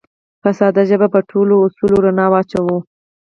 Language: Pashto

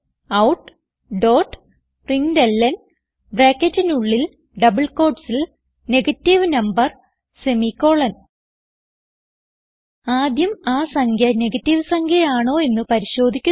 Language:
Malayalam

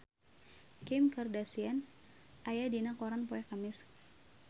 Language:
Sundanese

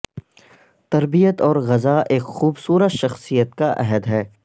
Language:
Urdu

